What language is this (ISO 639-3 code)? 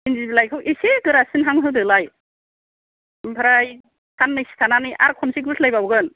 brx